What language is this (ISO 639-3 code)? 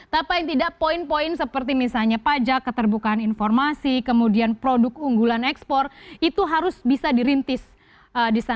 ind